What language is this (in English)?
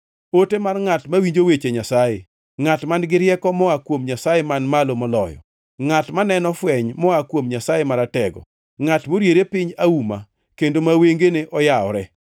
Luo (Kenya and Tanzania)